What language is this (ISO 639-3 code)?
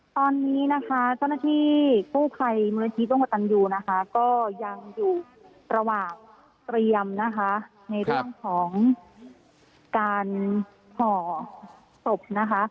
tha